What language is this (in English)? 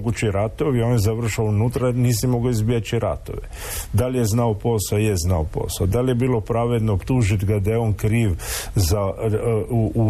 Croatian